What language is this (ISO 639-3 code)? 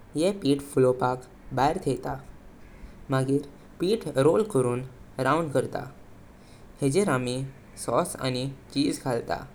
kok